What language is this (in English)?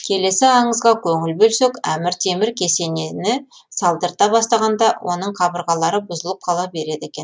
Kazakh